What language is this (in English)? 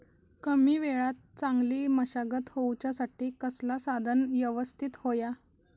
Marathi